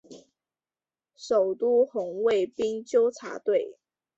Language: Chinese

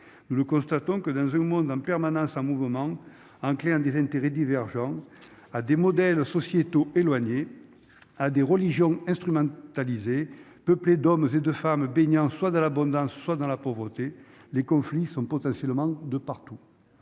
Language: French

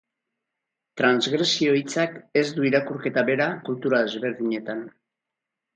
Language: Basque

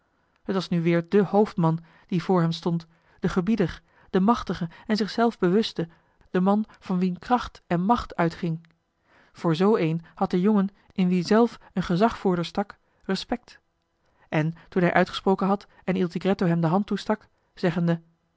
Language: Dutch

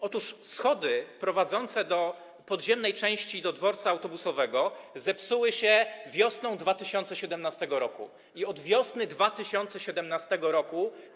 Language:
Polish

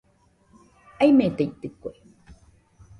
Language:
Nüpode Huitoto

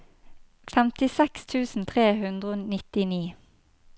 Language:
Norwegian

